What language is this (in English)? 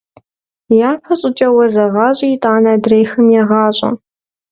Kabardian